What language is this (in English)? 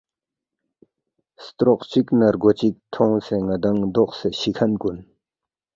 Balti